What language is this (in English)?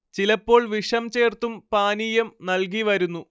Malayalam